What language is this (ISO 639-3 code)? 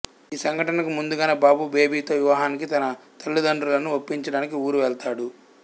tel